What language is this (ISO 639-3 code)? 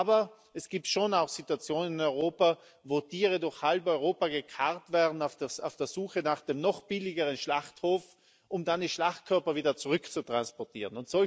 deu